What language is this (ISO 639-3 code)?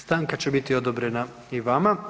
hrv